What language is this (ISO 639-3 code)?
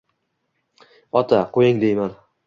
uzb